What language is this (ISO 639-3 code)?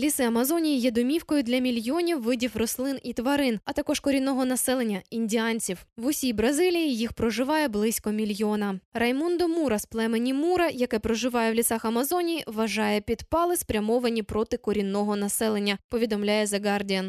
ukr